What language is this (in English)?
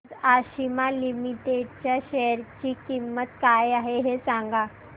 Marathi